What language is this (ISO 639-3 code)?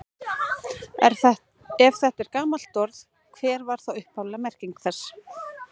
isl